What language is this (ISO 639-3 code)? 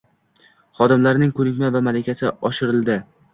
uzb